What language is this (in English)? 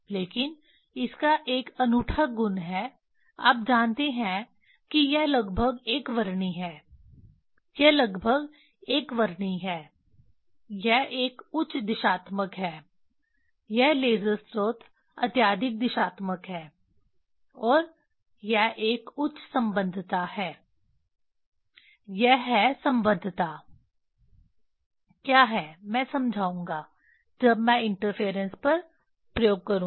Hindi